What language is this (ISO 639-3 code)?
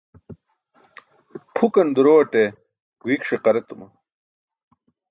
bsk